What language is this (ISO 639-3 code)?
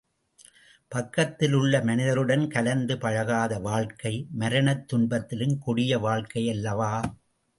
tam